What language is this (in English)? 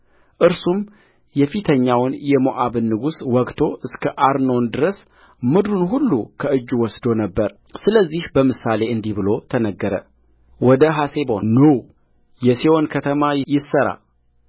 Amharic